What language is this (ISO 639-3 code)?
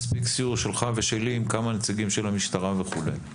heb